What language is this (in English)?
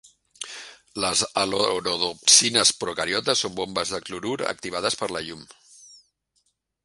Catalan